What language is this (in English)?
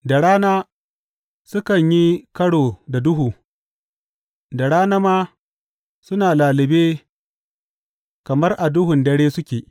Hausa